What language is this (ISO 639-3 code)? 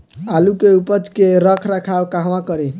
bho